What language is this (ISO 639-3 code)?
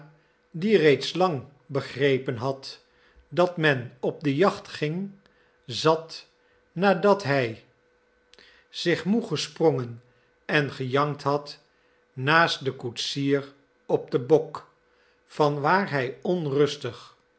nld